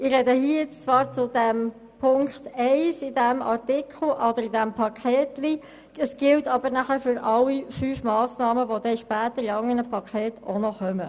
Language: Swiss German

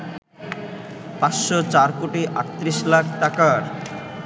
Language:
Bangla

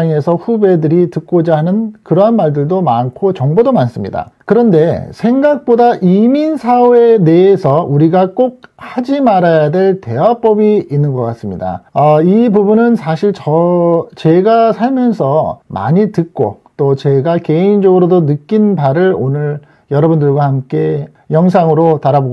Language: Korean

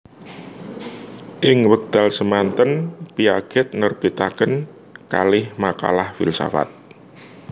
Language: Javanese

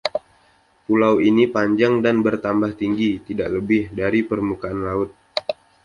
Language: Indonesian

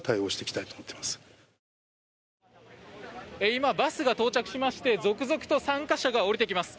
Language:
Japanese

